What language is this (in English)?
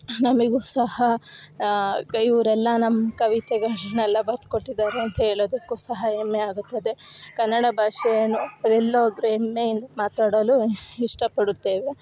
Kannada